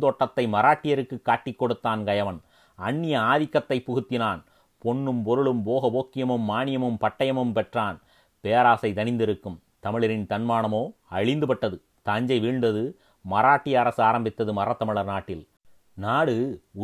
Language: Tamil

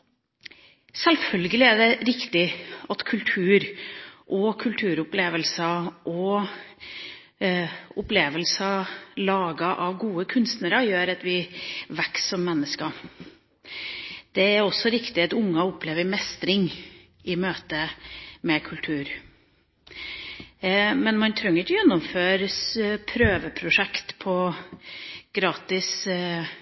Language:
Norwegian Bokmål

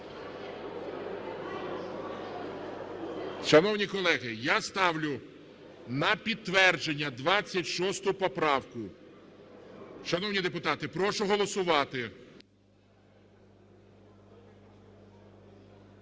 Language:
Ukrainian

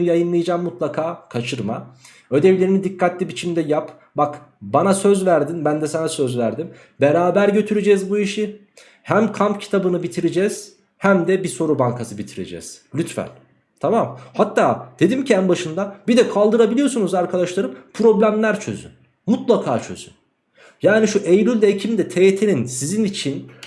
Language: Turkish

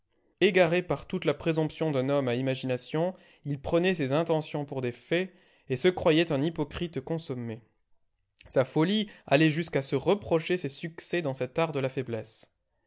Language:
French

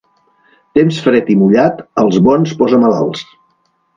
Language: Catalan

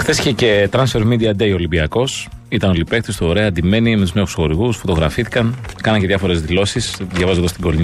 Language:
Greek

